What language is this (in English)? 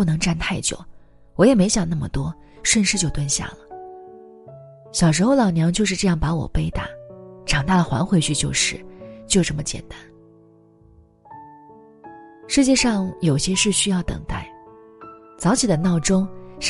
Chinese